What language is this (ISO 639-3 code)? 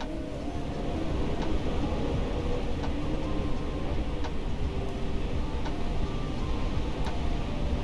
ind